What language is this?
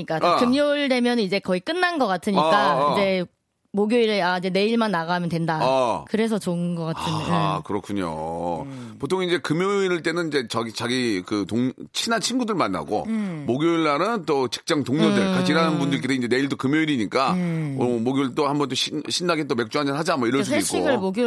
Korean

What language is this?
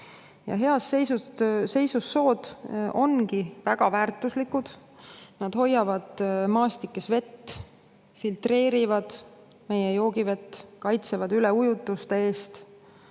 Estonian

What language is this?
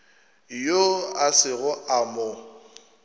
Northern Sotho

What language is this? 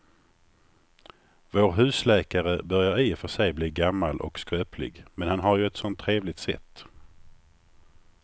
Swedish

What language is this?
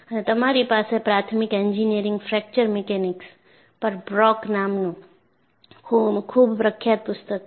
Gujarati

